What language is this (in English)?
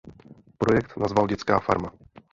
Czech